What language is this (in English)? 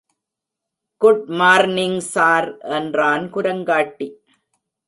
Tamil